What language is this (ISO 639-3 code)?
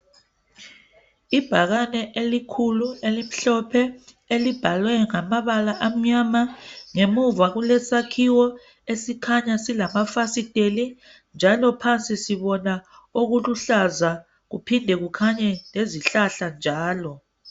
nde